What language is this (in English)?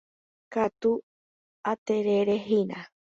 Guarani